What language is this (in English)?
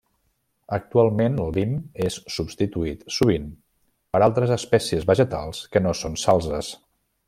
Catalan